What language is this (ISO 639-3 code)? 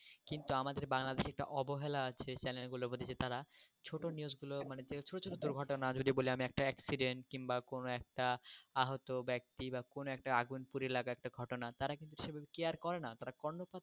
ben